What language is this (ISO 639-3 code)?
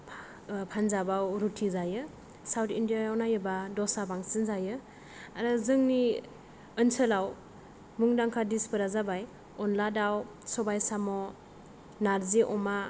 brx